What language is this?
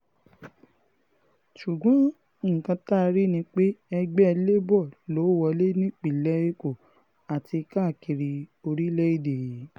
Yoruba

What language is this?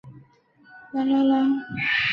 Chinese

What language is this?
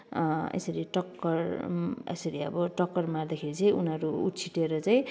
Nepali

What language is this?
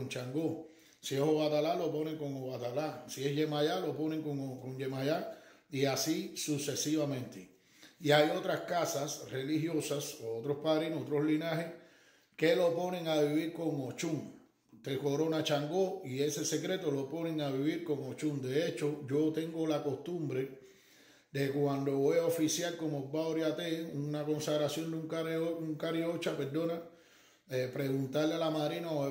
Spanish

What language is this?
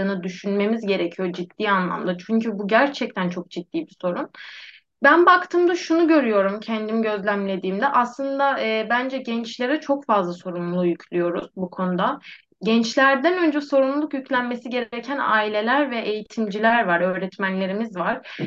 Turkish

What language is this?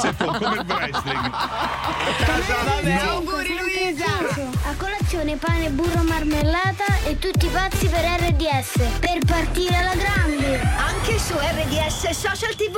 Italian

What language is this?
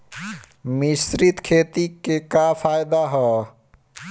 Bhojpuri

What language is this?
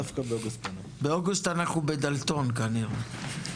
Hebrew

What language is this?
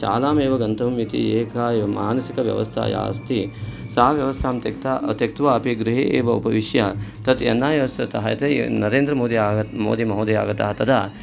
Sanskrit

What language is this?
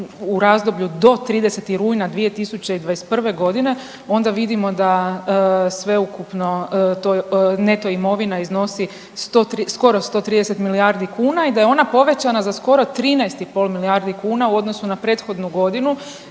Croatian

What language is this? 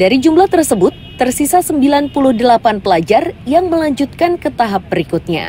Indonesian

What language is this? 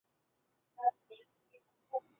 Chinese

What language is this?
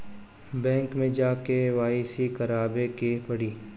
Bhojpuri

